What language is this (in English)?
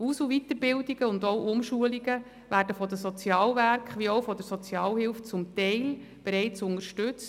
Swiss German